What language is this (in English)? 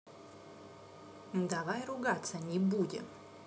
Russian